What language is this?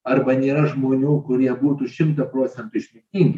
Lithuanian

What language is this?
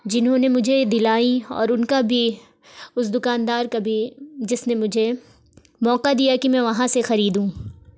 Urdu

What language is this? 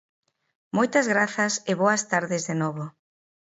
Galician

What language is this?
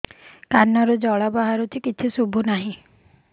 Odia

